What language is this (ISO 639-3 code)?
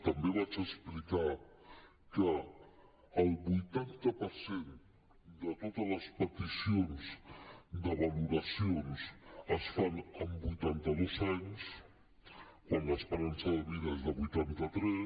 cat